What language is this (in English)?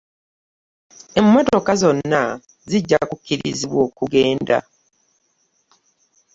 Ganda